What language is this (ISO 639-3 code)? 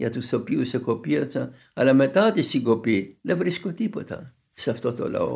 ell